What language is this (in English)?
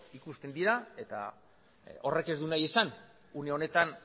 Basque